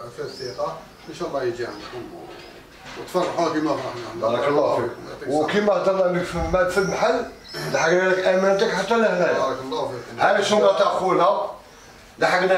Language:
Arabic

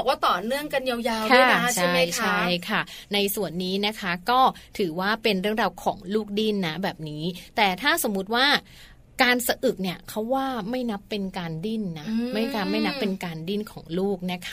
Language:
Thai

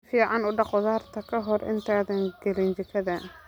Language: Somali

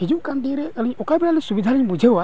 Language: Santali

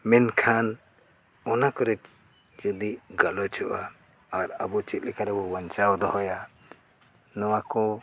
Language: Santali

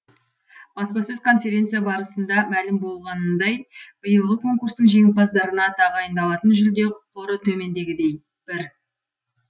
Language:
Kazakh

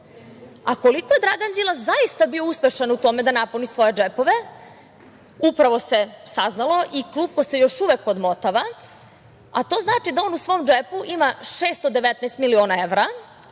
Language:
Serbian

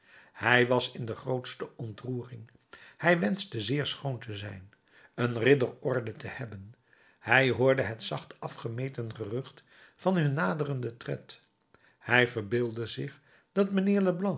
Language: Dutch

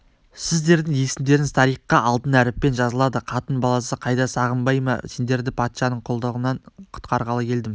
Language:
Kazakh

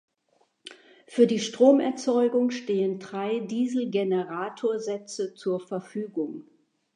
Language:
German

